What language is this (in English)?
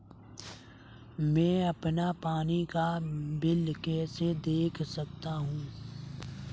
Hindi